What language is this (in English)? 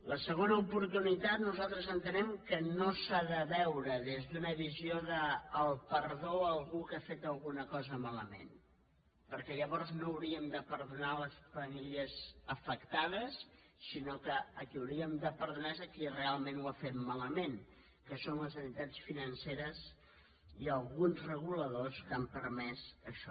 Catalan